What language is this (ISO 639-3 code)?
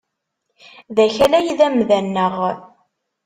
kab